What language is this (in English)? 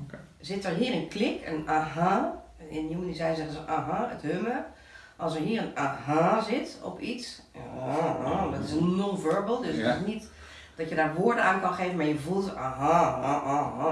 Dutch